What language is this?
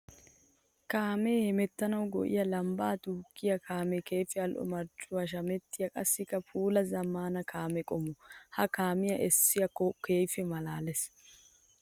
Wolaytta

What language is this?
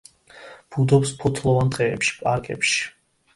Georgian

